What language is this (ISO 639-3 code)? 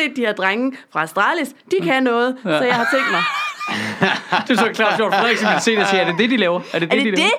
dan